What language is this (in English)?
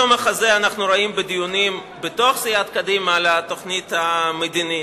Hebrew